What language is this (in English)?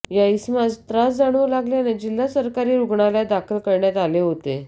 Marathi